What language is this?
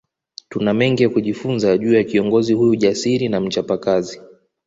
Swahili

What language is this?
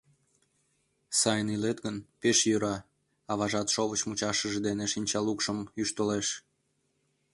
Mari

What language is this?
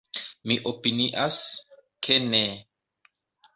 Esperanto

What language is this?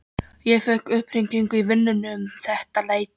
Icelandic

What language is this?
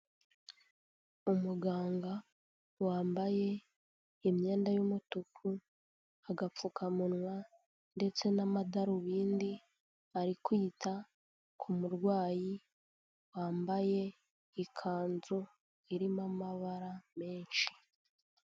Kinyarwanda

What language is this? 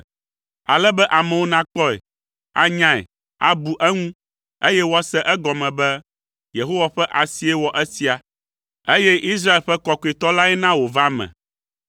Ewe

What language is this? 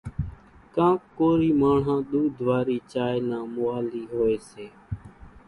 Kachi Koli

